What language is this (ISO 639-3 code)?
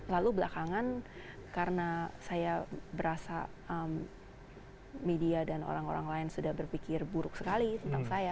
ind